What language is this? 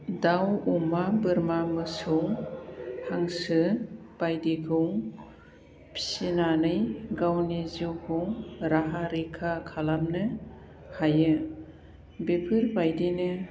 Bodo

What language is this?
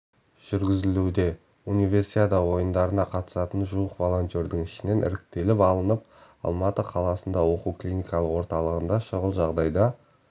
Kazakh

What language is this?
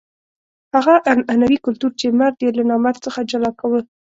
Pashto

